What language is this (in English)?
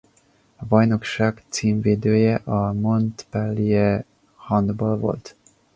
Hungarian